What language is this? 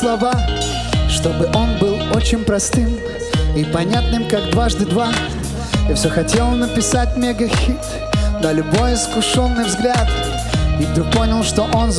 Russian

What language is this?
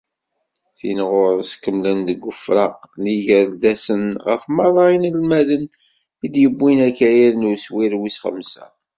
Kabyle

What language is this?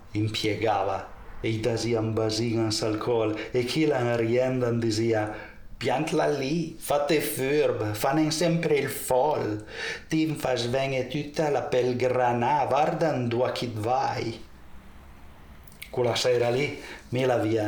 Italian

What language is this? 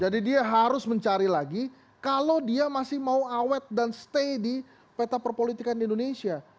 Indonesian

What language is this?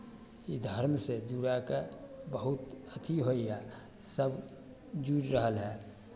Maithili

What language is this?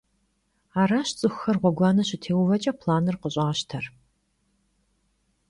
Kabardian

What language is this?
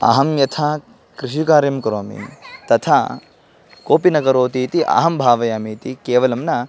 Sanskrit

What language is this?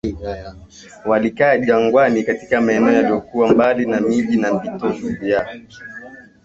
Swahili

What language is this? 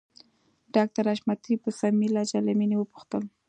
Pashto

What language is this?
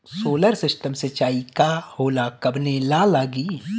Bhojpuri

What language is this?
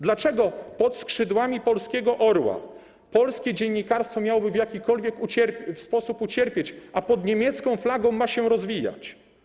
Polish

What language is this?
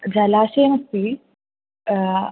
Sanskrit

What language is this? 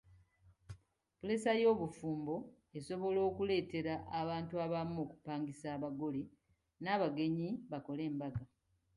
Ganda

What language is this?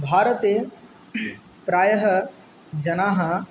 Sanskrit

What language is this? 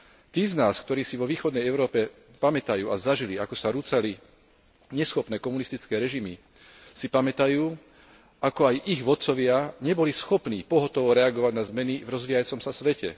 Slovak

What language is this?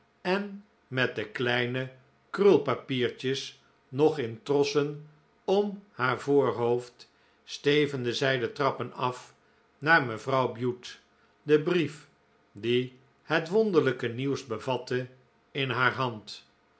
Dutch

